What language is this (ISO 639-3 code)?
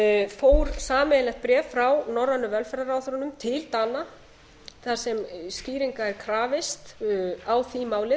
isl